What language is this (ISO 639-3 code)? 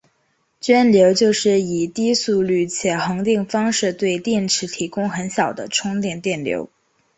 zho